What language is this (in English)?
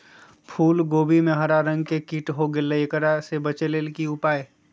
Magahi